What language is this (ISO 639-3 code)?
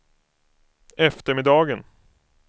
swe